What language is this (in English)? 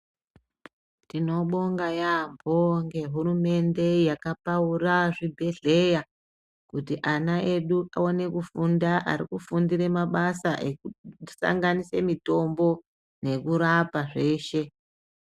Ndau